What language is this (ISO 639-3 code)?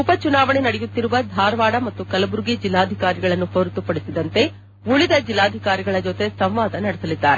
kan